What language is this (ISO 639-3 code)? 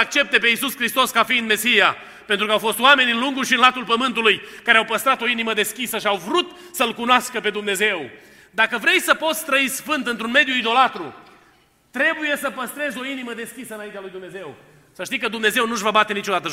ron